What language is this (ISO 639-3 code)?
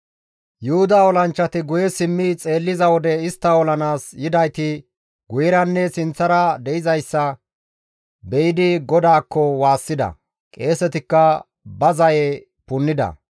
gmv